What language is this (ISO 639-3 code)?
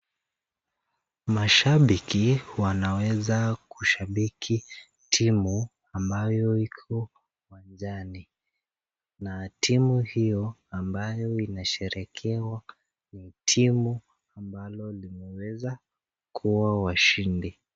swa